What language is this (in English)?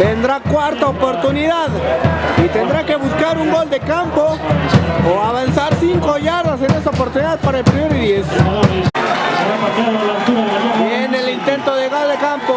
Spanish